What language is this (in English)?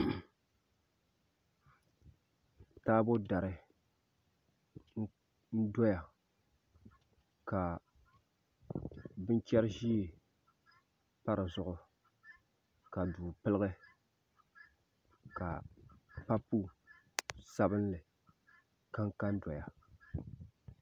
Dagbani